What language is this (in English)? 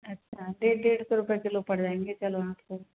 Hindi